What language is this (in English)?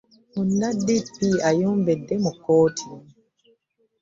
Ganda